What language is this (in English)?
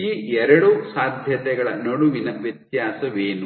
Kannada